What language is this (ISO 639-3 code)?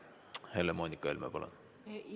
est